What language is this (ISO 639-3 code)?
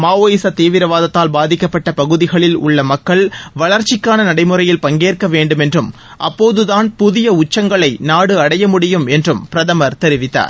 tam